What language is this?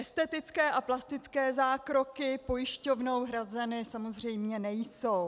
Czech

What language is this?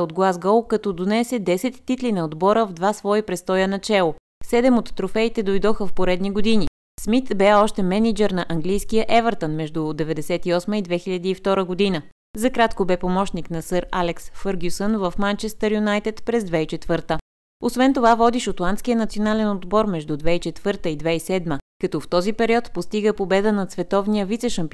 Bulgarian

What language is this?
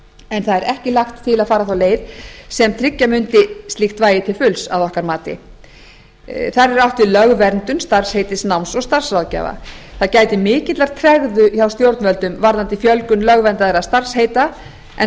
Icelandic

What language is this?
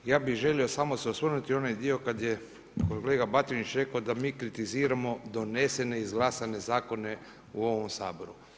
Croatian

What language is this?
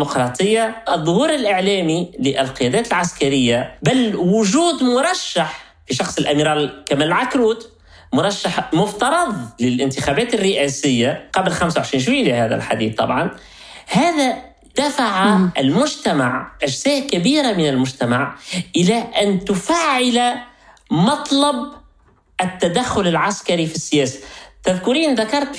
Arabic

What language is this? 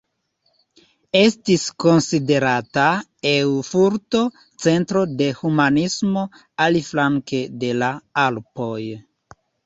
Esperanto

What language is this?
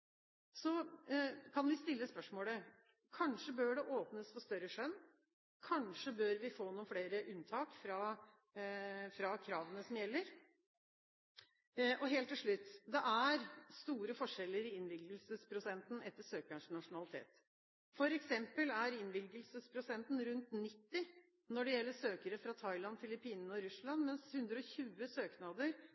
Norwegian Bokmål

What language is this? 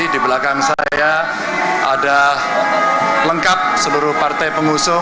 Indonesian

